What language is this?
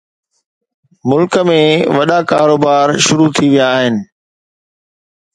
Sindhi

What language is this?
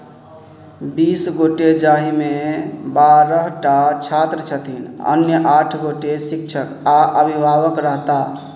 Maithili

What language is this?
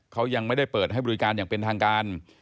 Thai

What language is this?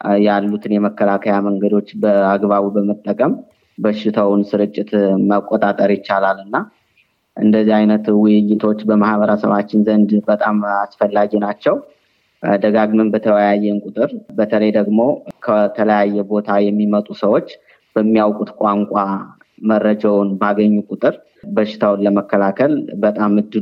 Amharic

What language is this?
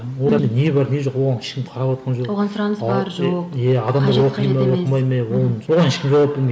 Kazakh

